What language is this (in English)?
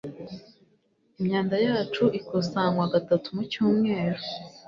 Kinyarwanda